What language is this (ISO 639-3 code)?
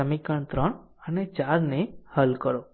guj